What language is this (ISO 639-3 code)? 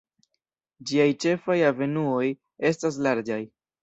epo